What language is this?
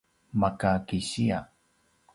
Paiwan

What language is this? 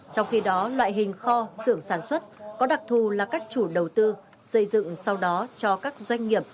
Vietnamese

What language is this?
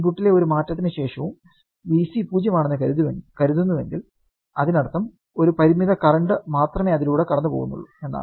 Malayalam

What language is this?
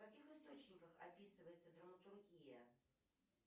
Russian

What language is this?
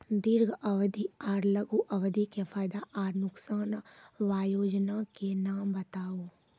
Maithili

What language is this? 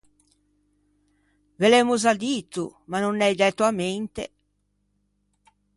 Ligurian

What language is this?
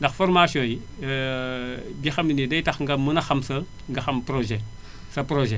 Wolof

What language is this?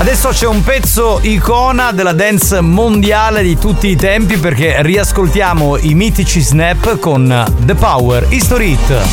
Italian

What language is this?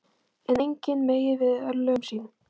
Icelandic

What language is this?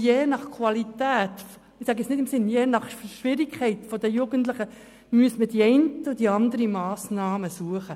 Swiss German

